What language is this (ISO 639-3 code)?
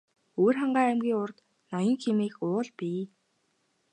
mon